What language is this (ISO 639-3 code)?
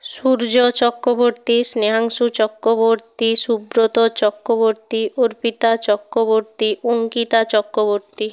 ben